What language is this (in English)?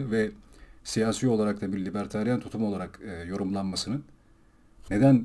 Turkish